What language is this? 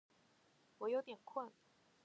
Chinese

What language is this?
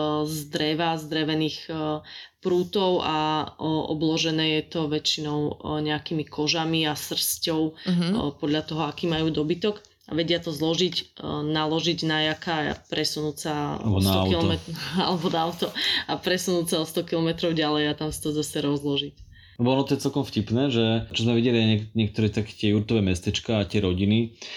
Slovak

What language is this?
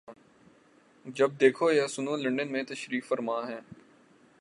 Urdu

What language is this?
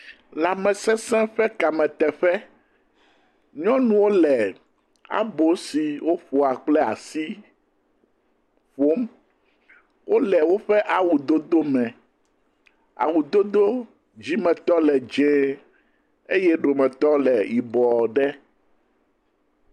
Ewe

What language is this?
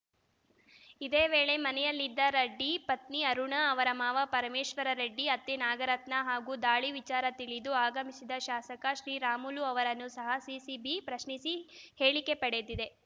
Kannada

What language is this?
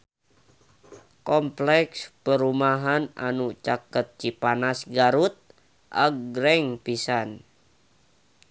Sundanese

